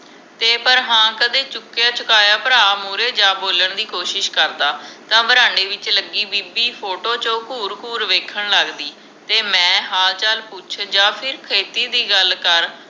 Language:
Punjabi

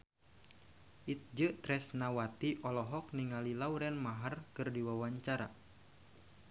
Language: Sundanese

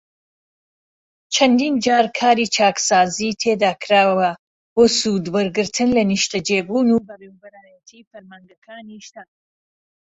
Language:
Central Kurdish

